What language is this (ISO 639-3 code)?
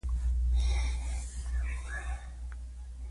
pus